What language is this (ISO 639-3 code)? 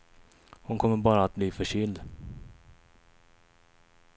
swe